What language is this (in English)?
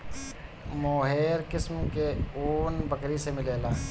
Bhojpuri